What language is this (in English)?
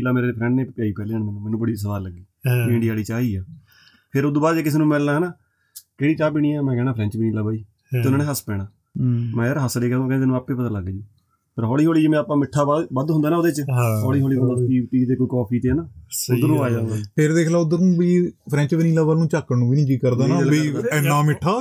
Punjabi